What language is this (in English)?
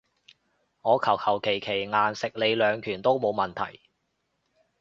Cantonese